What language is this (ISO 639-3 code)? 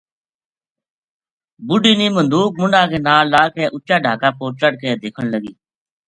gju